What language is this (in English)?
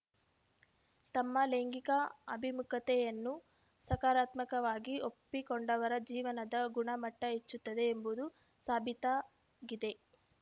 Kannada